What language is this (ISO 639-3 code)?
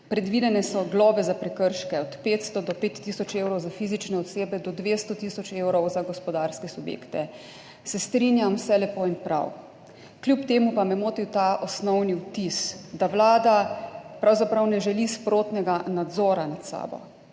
slv